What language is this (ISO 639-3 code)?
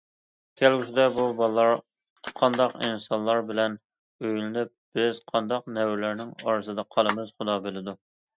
uig